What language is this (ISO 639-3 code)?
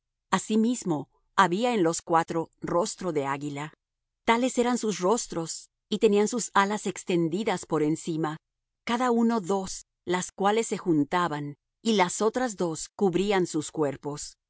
spa